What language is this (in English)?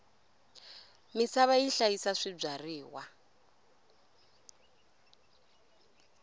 Tsonga